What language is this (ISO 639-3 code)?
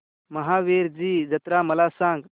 mar